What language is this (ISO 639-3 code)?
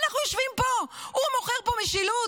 heb